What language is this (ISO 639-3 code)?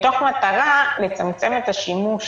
heb